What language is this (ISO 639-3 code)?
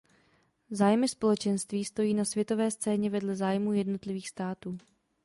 ces